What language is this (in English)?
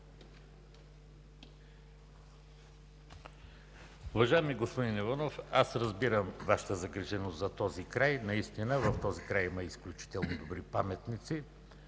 Bulgarian